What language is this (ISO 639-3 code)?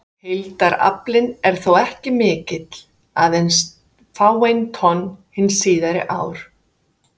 isl